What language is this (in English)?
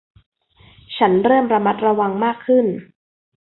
Thai